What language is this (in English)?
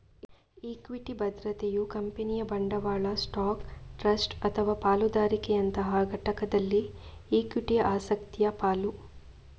Kannada